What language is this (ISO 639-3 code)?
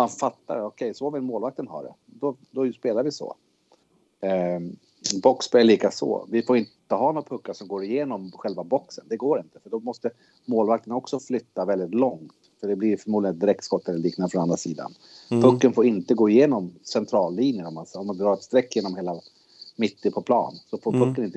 swe